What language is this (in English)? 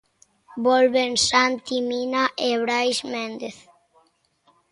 Galician